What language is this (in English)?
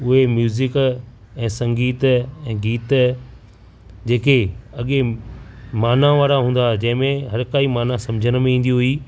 Sindhi